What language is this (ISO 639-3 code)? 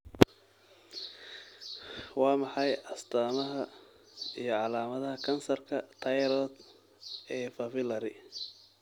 som